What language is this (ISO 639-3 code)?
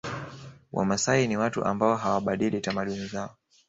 swa